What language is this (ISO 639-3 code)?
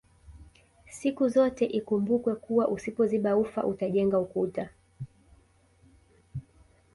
swa